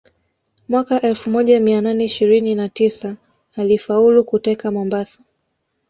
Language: Swahili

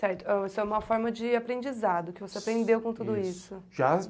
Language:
Portuguese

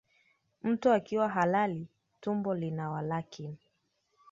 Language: Swahili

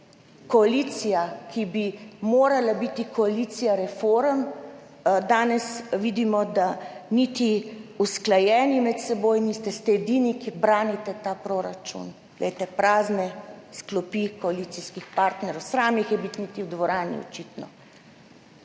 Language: Slovenian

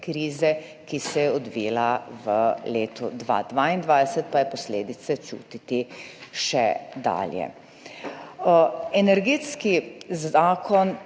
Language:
Slovenian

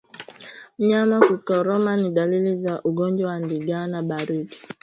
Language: Swahili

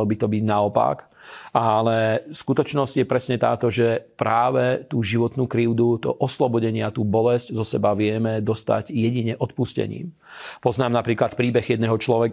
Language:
Slovak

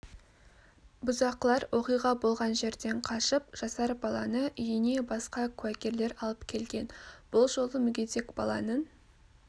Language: Kazakh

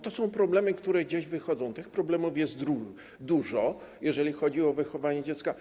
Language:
Polish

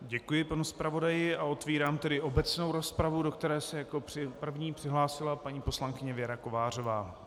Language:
Czech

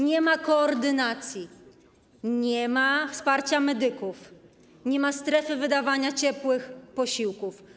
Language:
Polish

